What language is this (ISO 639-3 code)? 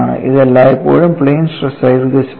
mal